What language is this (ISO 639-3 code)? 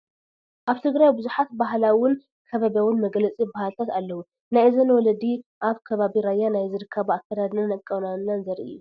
tir